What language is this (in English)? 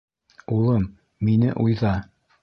Bashkir